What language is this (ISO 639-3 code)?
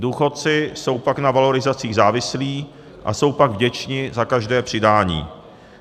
ces